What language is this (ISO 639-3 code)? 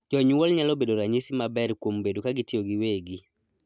luo